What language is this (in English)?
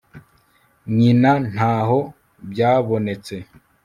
Kinyarwanda